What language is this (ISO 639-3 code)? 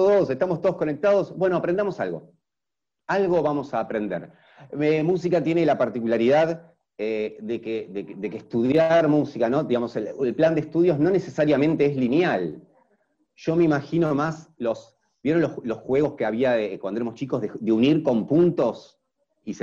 spa